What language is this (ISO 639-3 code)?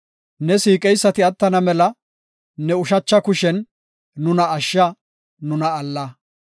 gof